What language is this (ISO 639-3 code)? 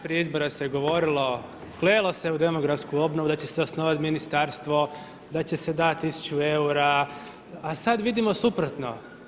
hrv